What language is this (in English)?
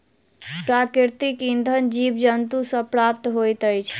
Maithili